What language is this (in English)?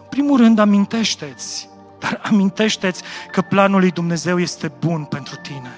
Romanian